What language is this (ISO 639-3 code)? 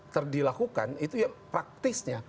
ind